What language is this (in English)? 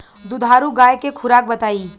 Bhojpuri